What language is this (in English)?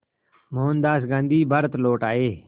Hindi